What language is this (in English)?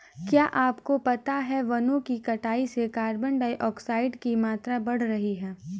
Hindi